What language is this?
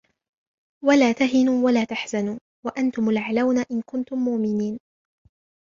Arabic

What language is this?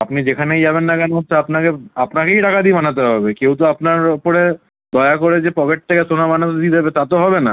Bangla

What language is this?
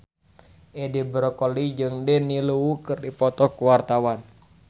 Sundanese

